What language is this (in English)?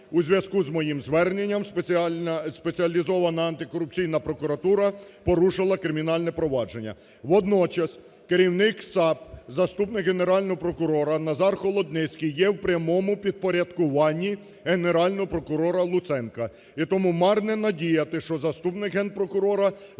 Ukrainian